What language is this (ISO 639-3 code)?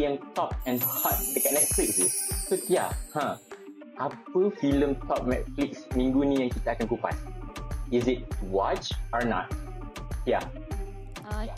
msa